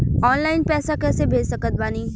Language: Bhojpuri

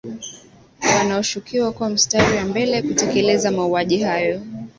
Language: Swahili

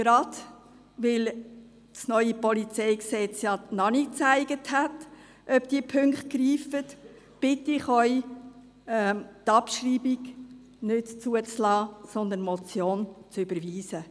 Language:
Swiss German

